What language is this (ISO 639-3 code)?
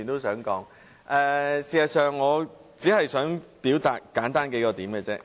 yue